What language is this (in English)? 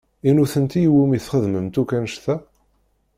Kabyle